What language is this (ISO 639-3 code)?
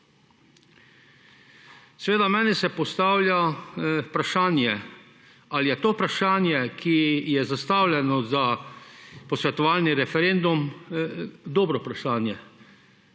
slv